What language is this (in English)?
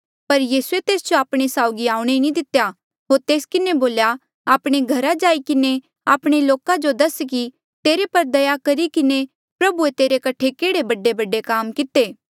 Mandeali